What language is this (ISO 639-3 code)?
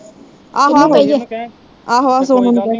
pan